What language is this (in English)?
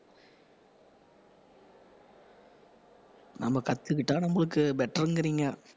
Tamil